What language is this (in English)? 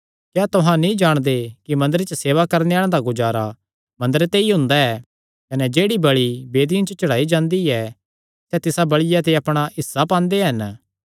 Kangri